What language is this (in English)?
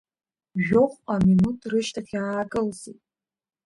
Abkhazian